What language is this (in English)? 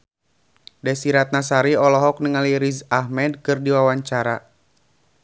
Sundanese